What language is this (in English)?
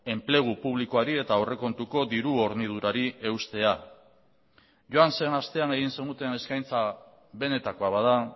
Basque